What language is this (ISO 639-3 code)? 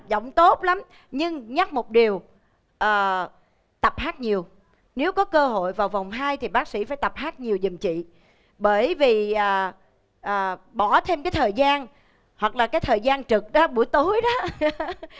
vie